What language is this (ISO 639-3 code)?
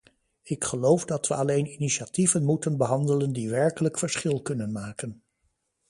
nld